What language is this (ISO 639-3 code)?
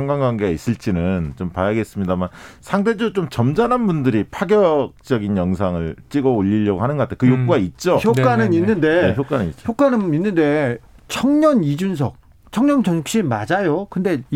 kor